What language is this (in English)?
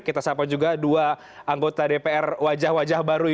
Indonesian